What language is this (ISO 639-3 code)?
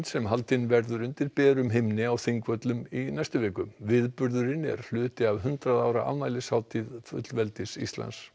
isl